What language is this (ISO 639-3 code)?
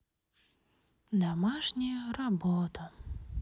rus